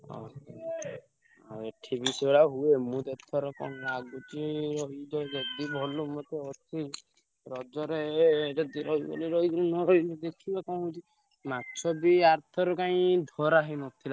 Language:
Odia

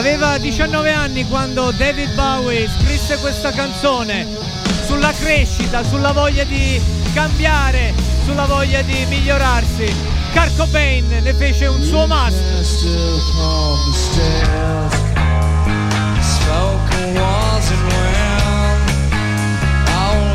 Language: Italian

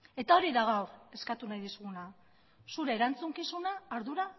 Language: Basque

